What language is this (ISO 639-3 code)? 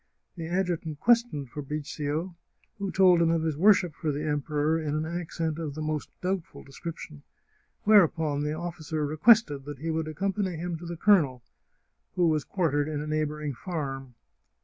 eng